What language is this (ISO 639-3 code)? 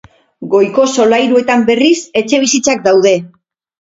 eus